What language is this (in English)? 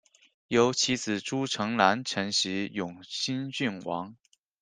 Chinese